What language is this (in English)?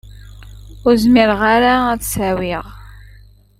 Kabyle